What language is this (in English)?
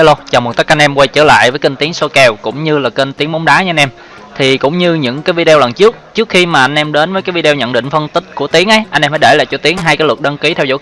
Vietnamese